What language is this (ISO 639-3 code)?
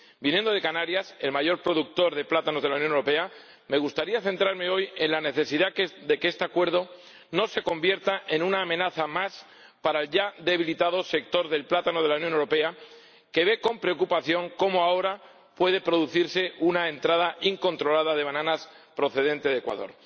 spa